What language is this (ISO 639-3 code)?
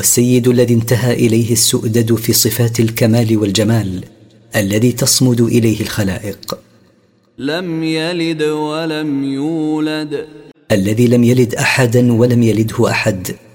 ara